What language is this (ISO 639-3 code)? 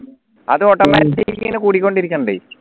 mal